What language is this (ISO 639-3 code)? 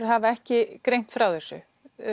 isl